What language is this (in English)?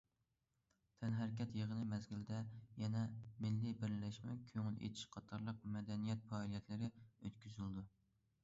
Uyghur